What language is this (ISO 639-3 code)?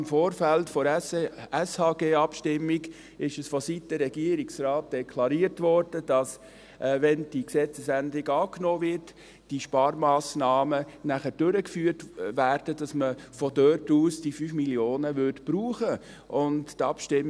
gsw